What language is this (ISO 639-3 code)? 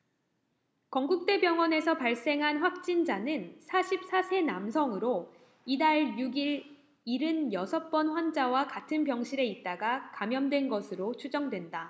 kor